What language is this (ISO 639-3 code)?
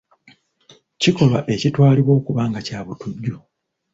lug